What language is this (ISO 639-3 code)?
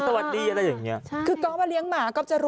tha